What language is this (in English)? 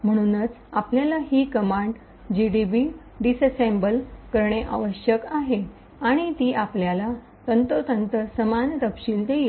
Marathi